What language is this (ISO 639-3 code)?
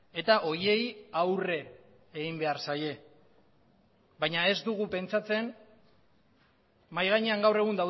eus